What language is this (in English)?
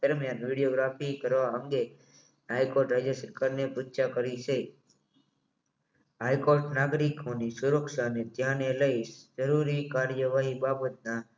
Gujarati